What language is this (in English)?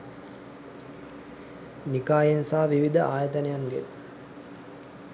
Sinhala